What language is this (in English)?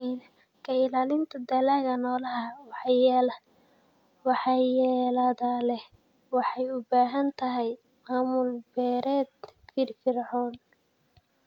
Somali